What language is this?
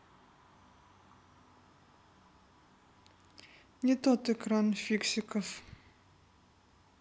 Russian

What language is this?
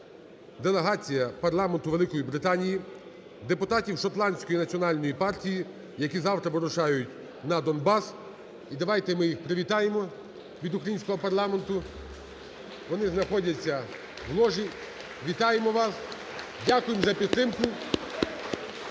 Ukrainian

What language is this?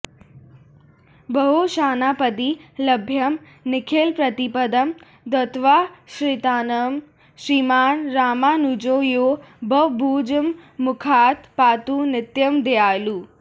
Sanskrit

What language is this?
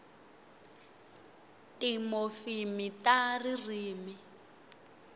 Tsonga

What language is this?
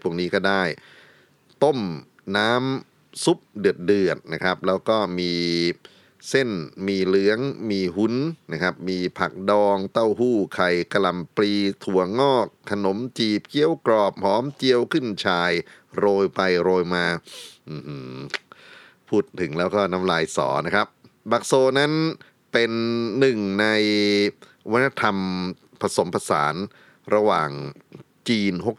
Thai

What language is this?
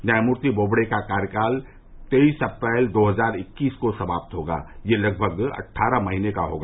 Hindi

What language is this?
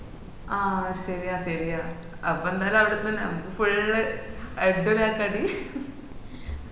Malayalam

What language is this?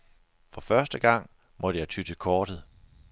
Danish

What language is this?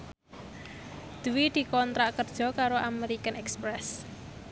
Javanese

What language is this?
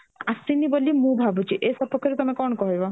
Odia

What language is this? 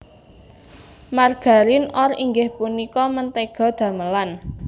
Javanese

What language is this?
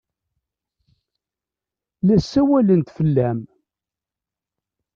Kabyle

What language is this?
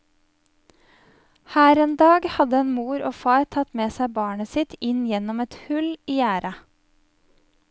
Norwegian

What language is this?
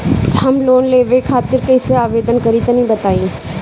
Bhojpuri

